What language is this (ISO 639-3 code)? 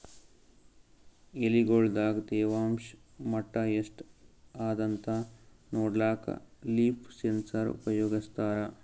kan